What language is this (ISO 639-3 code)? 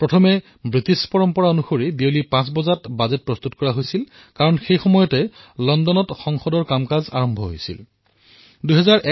asm